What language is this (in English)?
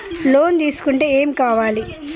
Telugu